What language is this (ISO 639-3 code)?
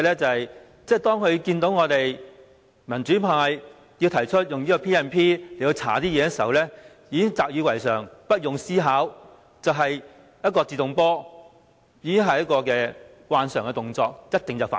yue